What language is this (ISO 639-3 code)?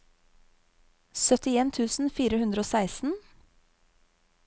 nor